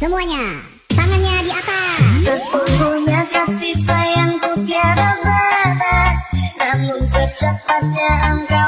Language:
Indonesian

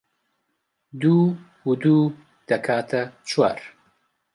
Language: Central Kurdish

